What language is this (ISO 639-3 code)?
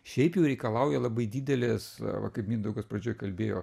lit